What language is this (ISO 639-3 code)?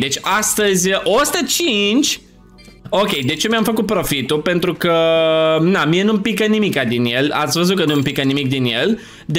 ron